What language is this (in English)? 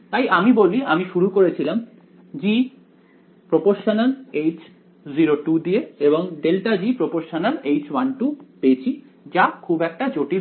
Bangla